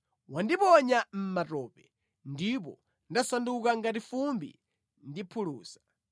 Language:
Nyanja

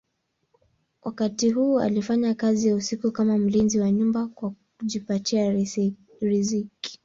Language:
Swahili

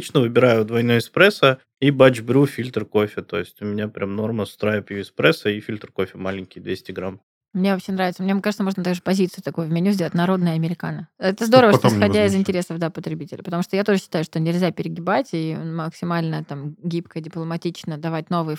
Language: Russian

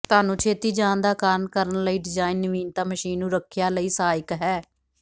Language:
Punjabi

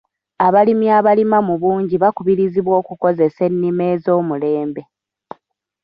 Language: Ganda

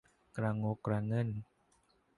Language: Thai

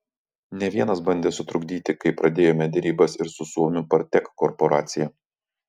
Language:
Lithuanian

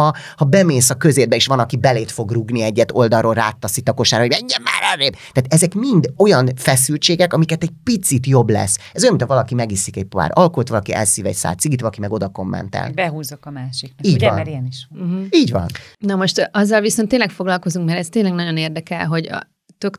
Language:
Hungarian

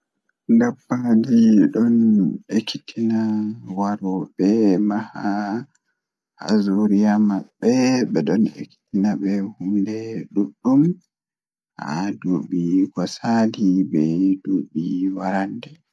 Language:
Fula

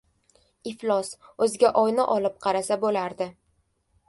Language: Uzbek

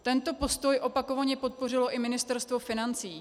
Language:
Czech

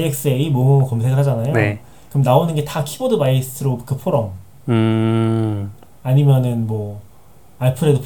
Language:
Korean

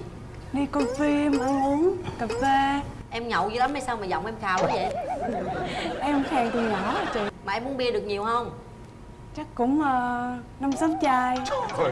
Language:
Vietnamese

